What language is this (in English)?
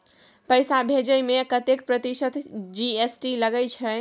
Maithili